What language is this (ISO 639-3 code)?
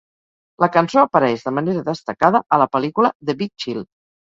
cat